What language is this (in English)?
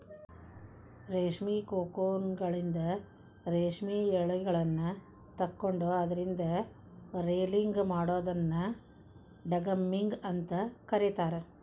Kannada